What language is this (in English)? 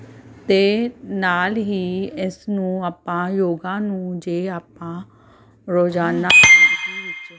Punjabi